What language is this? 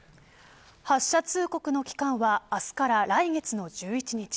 Japanese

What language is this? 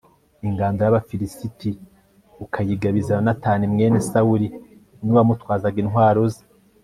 Kinyarwanda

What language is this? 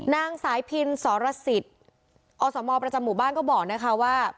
Thai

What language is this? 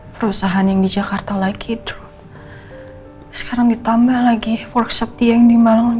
Indonesian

